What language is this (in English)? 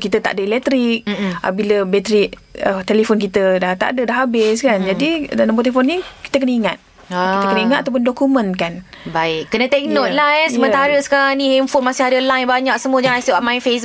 Malay